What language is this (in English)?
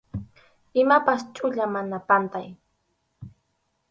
Arequipa-La Unión Quechua